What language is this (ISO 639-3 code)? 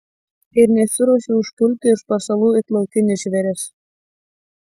lit